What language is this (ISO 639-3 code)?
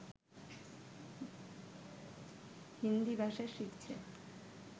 ben